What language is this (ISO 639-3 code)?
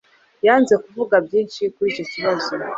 kin